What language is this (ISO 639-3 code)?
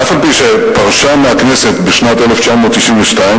heb